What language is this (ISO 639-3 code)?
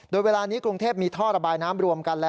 tha